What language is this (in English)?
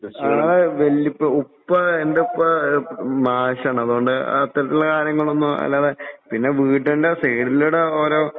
Malayalam